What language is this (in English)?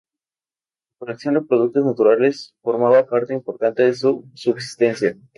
Spanish